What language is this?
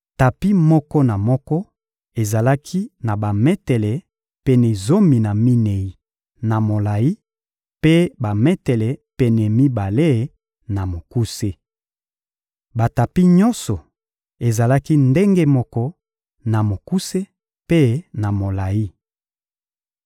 Lingala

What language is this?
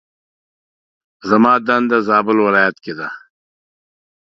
Pashto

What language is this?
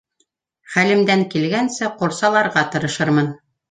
Bashkir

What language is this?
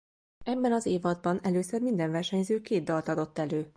Hungarian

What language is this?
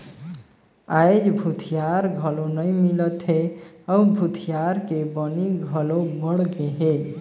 Chhattisgarhi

